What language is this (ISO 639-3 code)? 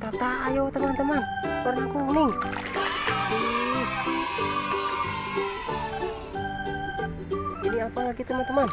ind